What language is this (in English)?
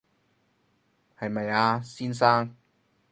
Cantonese